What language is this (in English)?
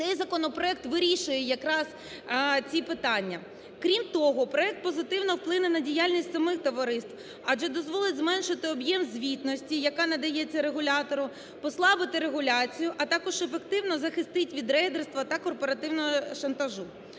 Ukrainian